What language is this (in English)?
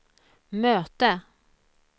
Swedish